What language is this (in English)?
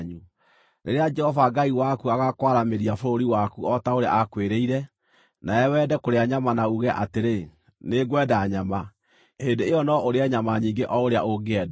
Kikuyu